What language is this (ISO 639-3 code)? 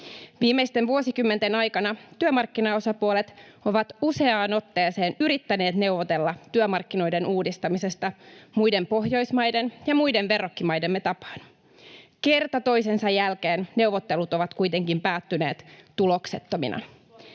fin